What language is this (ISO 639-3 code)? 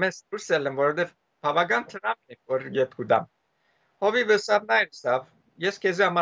ron